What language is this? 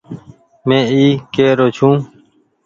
Goaria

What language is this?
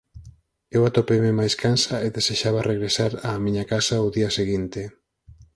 Galician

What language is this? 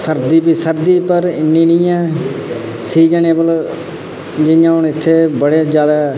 Dogri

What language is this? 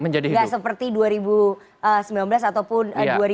Indonesian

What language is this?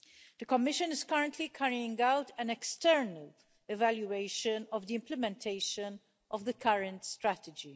English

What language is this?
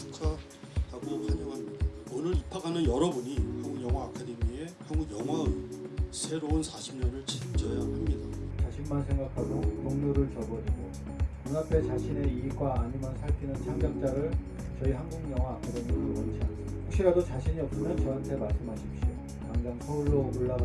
Korean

